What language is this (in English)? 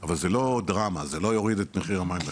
Hebrew